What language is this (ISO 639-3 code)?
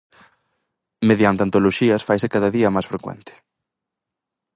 glg